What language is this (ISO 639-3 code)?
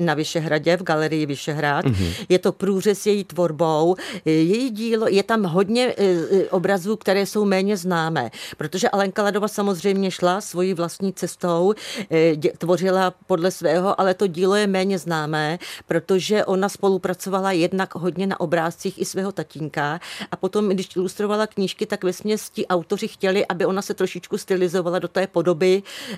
ces